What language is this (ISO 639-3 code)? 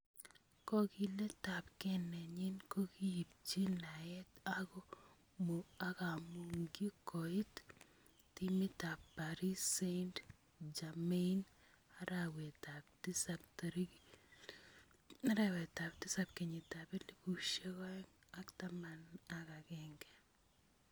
kln